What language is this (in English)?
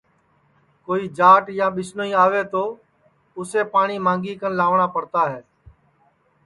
Sansi